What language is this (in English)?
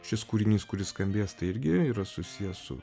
Lithuanian